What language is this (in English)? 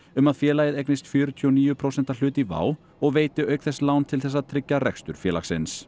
Icelandic